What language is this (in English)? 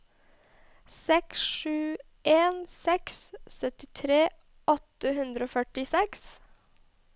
Norwegian